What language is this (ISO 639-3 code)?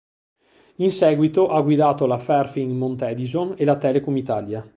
ita